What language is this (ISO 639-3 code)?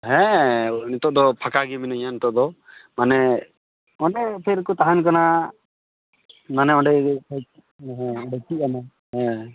sat